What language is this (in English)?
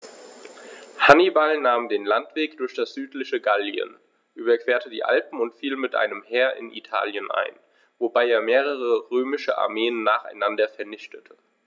German